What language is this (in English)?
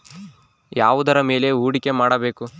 Kannada